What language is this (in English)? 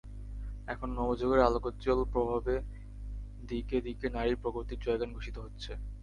Bangla